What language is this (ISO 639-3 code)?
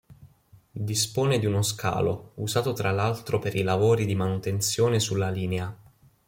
ita